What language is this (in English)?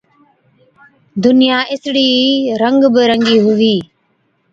Od